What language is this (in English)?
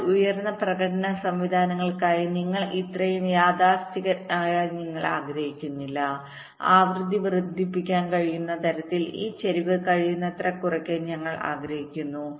Malayalam